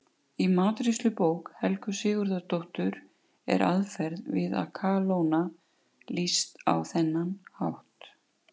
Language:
Icelandic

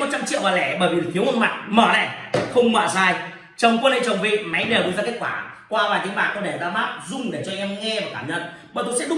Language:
Vietnamese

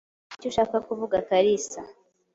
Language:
Kinyarwanda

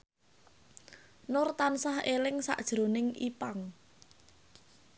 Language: Javanese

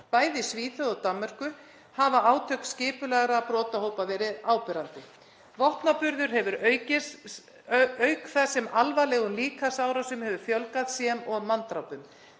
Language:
Icelandic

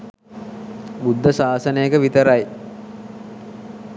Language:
Sinhala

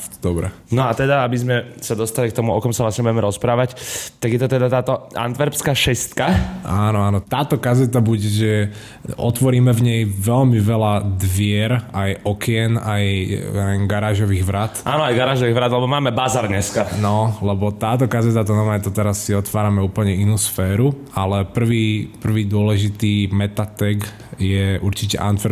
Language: Slovak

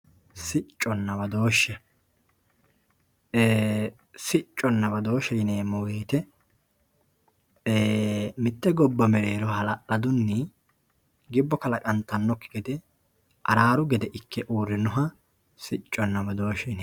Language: Sidamo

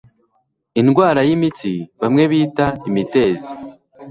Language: Kinyarwanda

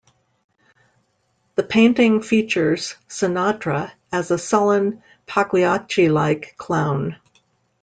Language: English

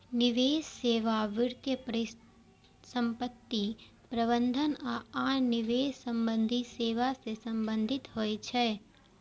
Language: Maithili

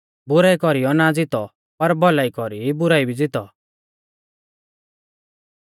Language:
Mahasu Pahari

